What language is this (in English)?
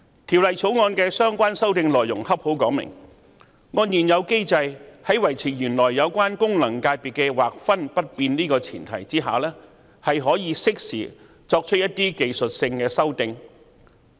Cantonese